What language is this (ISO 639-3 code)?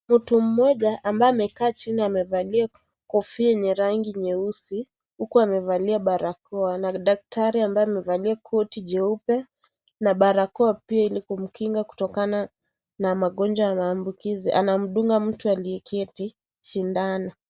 swa